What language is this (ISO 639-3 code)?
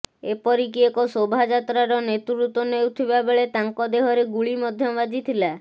ori